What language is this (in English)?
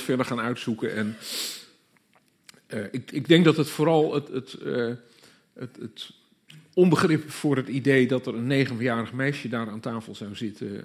Dutch